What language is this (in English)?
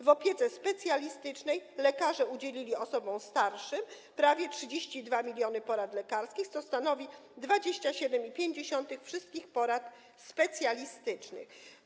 Polish